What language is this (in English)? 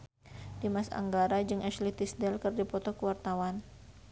Sundanese